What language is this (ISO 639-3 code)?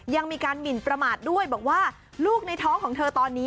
tha